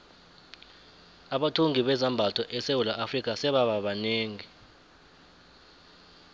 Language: South Ndebele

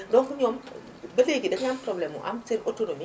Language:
Wolof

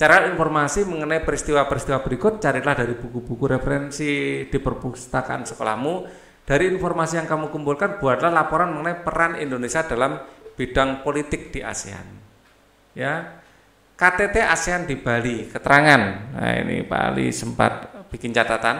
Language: Indonesian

